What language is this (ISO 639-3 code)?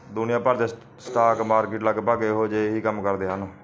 pan